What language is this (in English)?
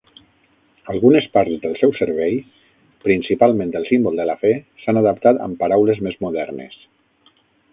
Catalan